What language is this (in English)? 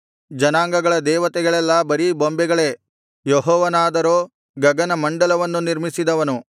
Kannada